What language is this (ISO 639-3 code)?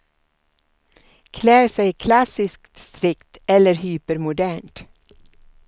swe